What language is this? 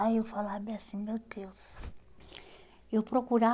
Portuguese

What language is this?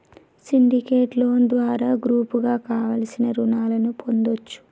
Telugu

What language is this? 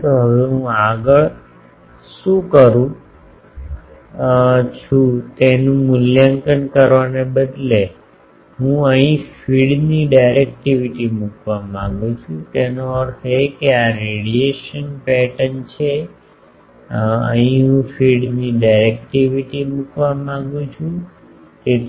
Gujarati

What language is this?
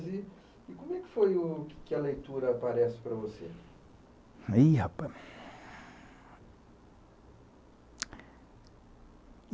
Portuguese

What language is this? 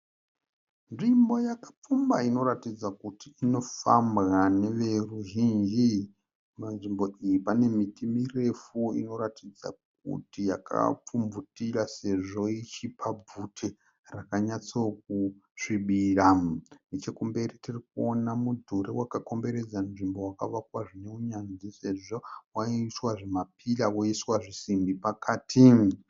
Shona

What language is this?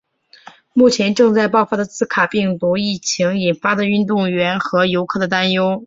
Chinese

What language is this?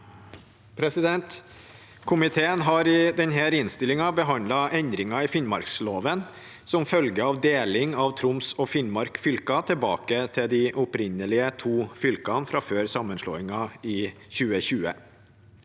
Norwegian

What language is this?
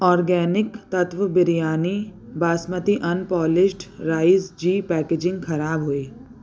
Sindhi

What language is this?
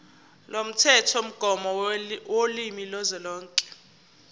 Zulu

